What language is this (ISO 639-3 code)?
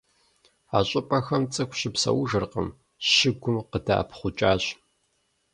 kbd